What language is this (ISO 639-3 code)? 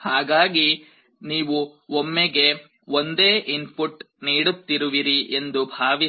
kan